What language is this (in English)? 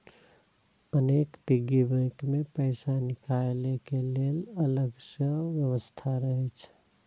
Maithili